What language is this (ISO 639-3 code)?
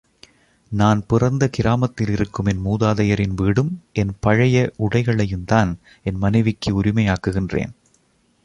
tam